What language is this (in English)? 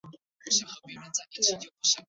Chinese